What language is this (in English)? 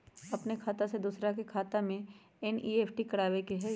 Magahi